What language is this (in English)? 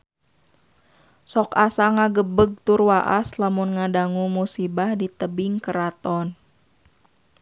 Sundanese